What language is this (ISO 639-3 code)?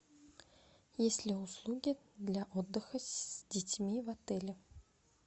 rus